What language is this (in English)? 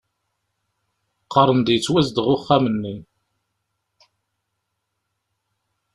Kabyle